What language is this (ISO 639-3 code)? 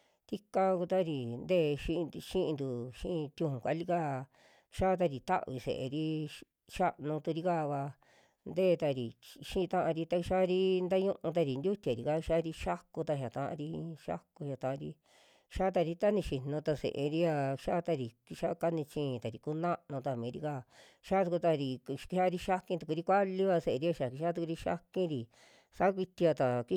jmx